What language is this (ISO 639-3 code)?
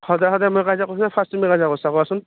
asm